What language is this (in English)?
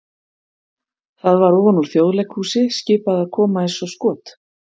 Icelandic